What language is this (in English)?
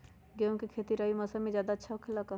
Magahi